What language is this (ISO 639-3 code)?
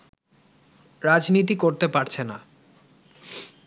ben